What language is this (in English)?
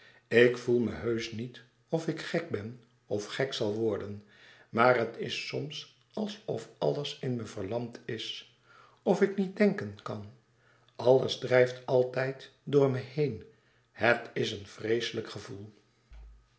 Dutch